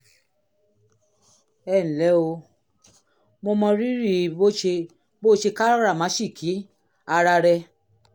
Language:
Yoruba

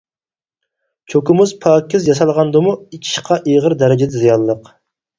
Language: Uyghur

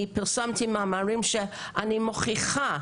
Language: Hebrew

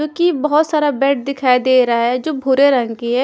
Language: Hindi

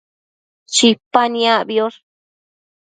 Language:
Matsés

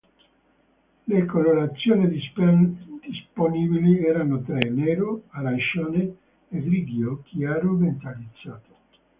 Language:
Italian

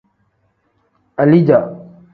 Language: Tem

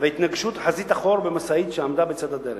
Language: Hebrew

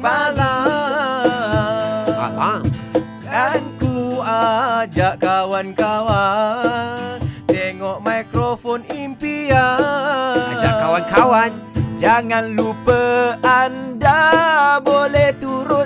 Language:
Malay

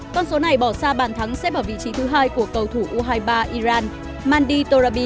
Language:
Vietnamese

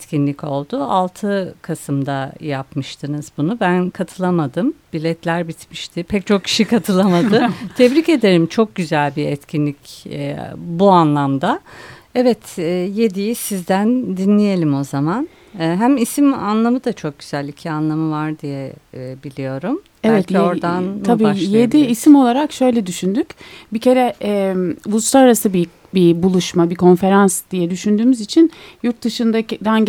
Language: Turkish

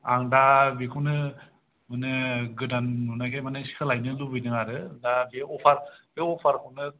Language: Bodo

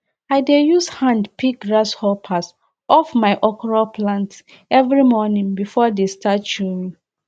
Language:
Nigerian Pidgin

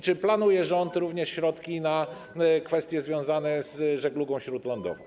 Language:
Polish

